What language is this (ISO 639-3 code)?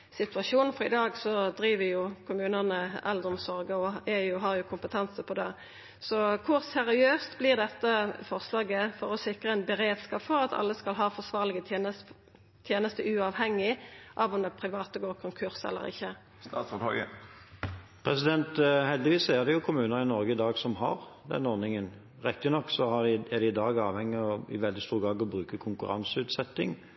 nor